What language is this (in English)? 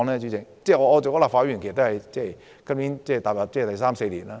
Cantonese